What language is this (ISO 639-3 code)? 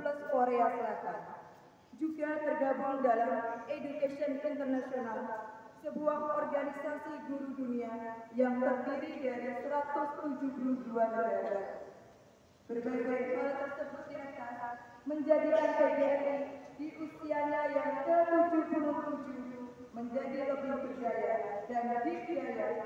ind